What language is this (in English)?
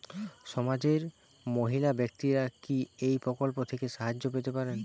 Bangla